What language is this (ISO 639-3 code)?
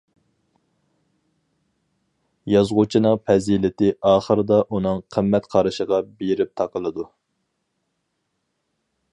uig